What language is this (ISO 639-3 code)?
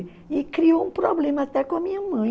por